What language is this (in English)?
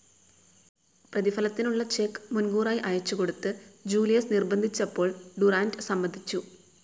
Malayalam